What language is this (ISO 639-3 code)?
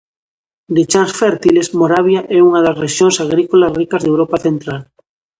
glg